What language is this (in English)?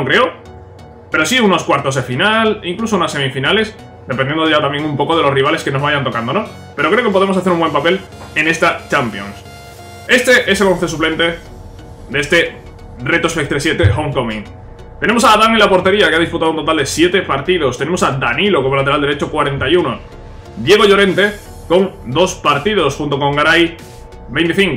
Spanish